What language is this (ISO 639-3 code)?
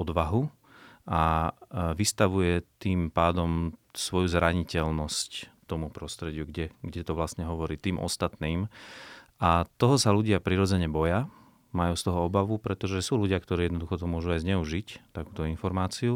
slk